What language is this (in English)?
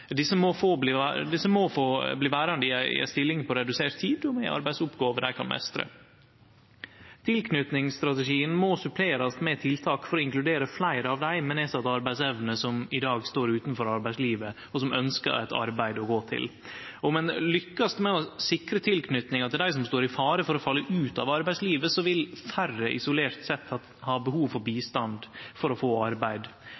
Norwegian Nynorsk